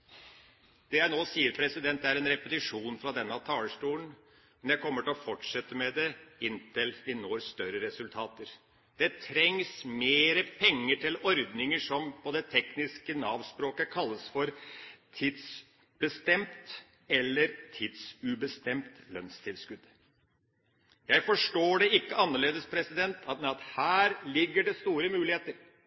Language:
Norwegian Bokmål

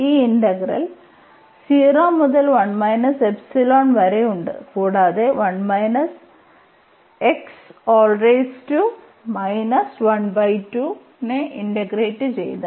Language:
Malayalam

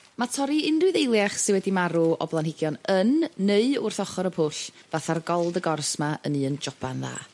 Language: Welsh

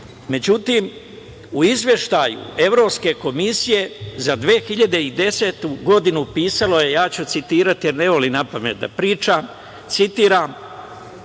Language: Serbian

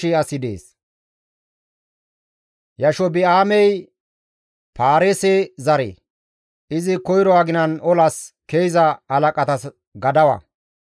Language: Gamo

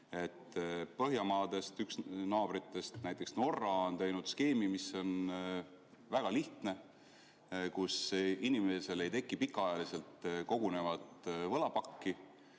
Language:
Estonian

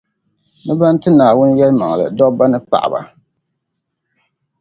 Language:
Dagbani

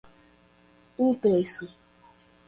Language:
Portuguese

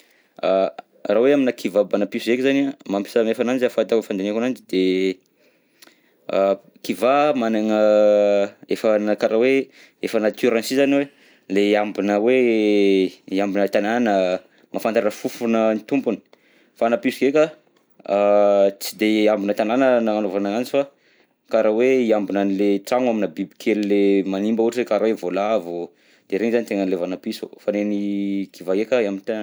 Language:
Southern Betsimisaraka Malagasy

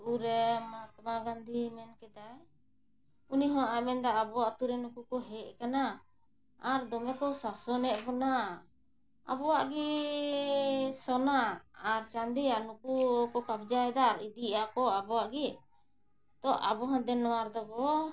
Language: Santali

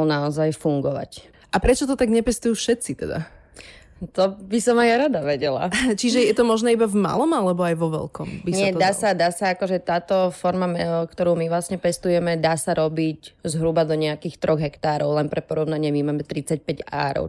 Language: Slovak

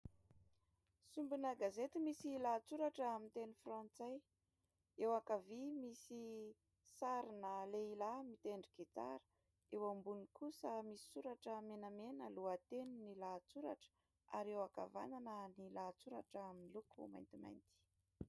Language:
Malagasy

